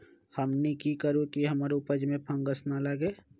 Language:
Magahi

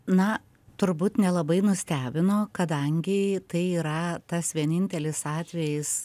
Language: Lithuanian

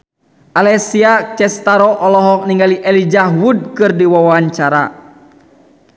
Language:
Sundanese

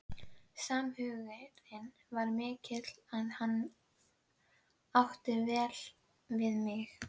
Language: Icelandic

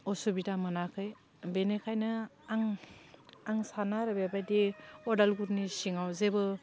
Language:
Bodo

